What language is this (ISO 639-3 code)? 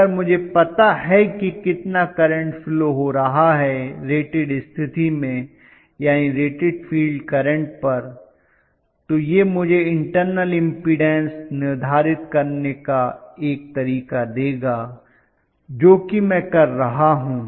hin